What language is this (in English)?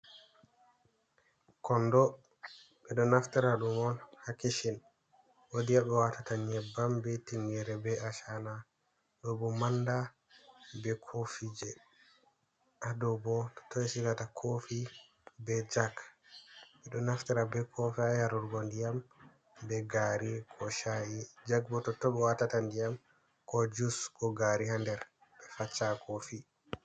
Fula